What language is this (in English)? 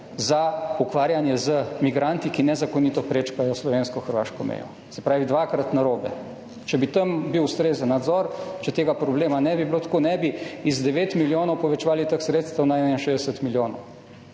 Slovenian